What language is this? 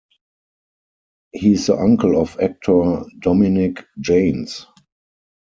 English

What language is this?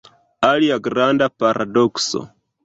Esperanto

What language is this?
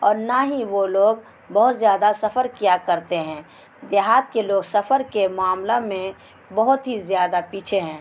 Urdu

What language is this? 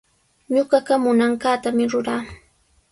Sihuas Ancash Quechua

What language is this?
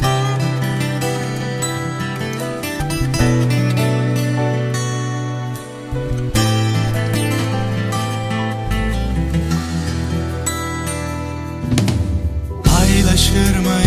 Turkish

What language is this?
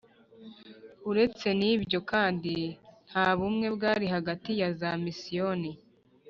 Kinyarwanda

